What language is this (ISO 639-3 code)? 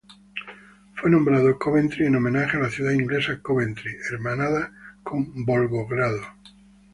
spa